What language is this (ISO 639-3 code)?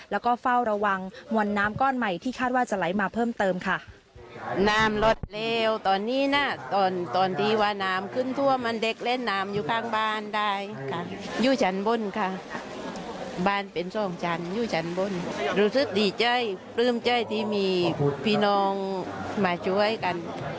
tha